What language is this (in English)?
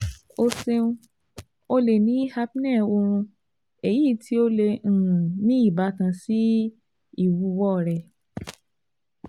Yoruba